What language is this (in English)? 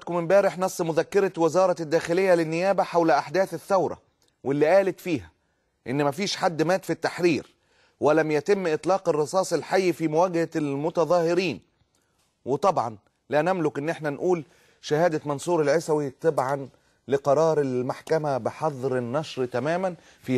Arabic